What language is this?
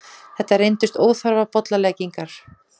Icelandic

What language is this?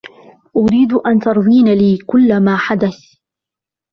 Arabic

